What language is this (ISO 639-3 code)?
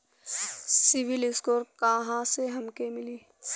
bho